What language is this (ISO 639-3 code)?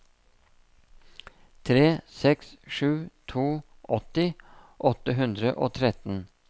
nor